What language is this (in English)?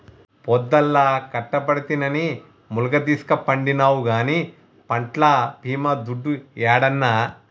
Telugu